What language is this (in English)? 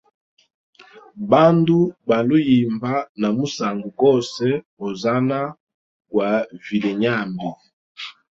Hemba